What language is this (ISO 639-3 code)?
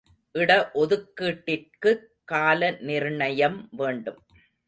tam